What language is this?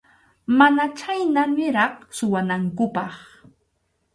Arequipa-La Unión Quechua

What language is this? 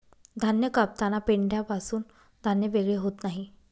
Marathi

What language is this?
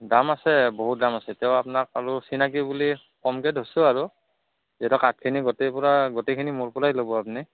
Assamese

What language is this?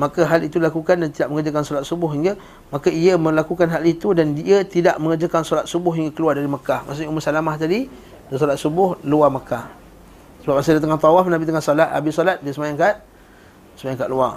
Malay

